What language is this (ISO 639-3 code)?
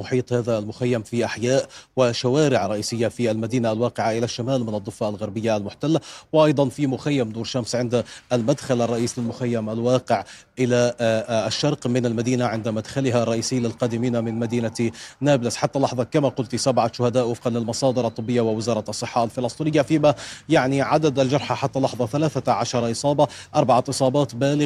ara